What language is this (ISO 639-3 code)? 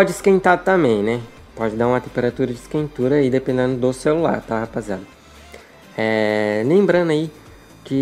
por